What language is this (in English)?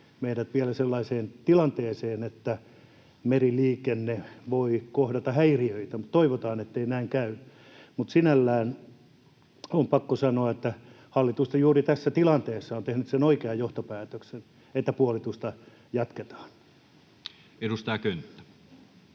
Finnish